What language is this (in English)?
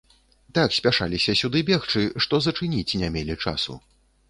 Belarusian